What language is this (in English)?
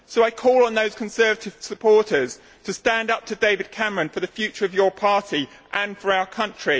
English